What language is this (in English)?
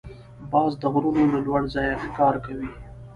Pashto